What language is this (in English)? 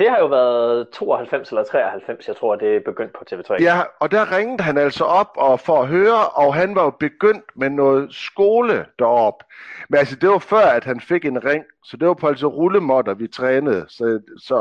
Danish